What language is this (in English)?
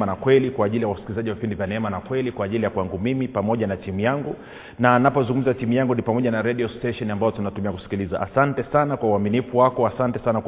Swahili